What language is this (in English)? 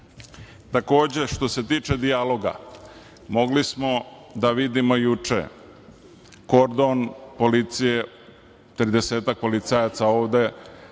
Serbian